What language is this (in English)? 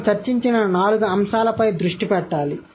Telugu